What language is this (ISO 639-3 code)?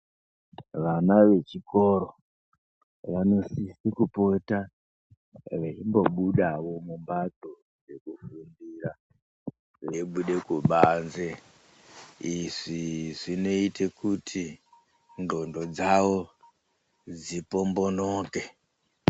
ndc